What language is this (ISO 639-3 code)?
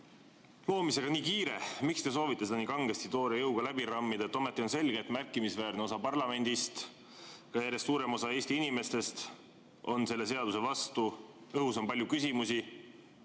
est